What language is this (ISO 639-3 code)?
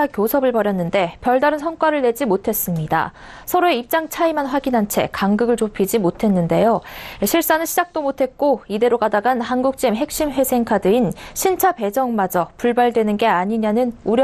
kor